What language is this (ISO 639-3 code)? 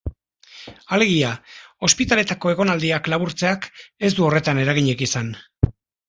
eus